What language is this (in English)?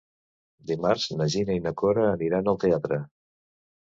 Catalan